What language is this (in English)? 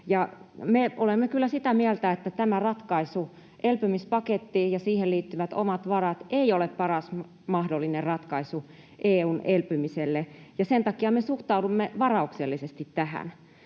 Finnish